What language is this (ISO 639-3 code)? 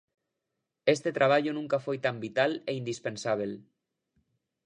glg